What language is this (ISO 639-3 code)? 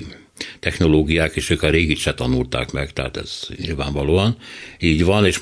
hun